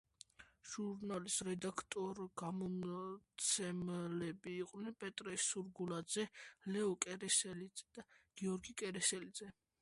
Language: Georgian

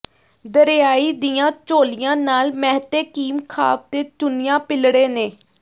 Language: Punjabi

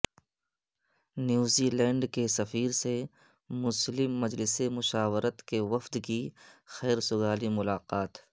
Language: Urdu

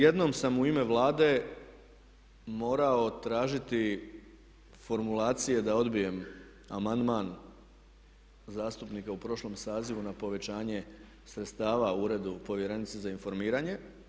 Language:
Croatian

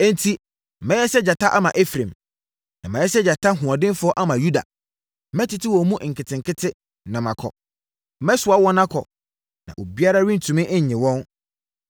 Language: Akan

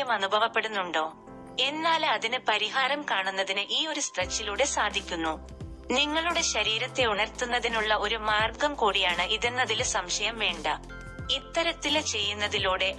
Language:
Malayalam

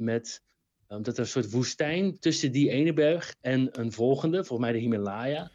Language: Dutch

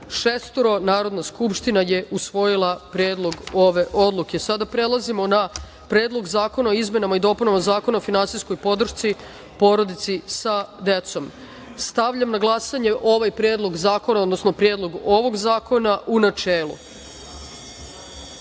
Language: Serbian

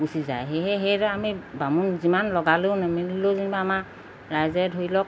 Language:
Assamese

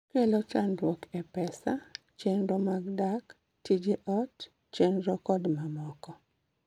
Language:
Luo (Kenya and Tanzania)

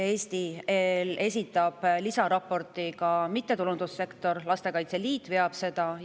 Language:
Estonian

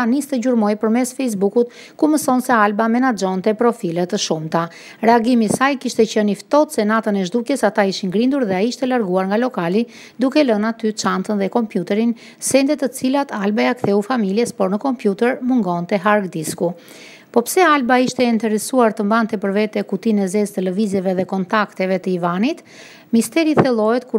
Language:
Romanian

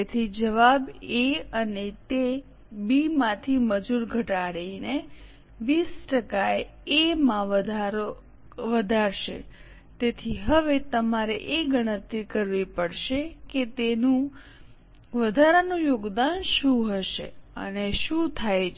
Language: Gujarati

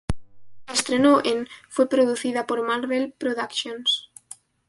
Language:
Spanish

